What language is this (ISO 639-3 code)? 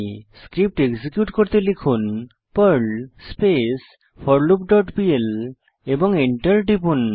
ben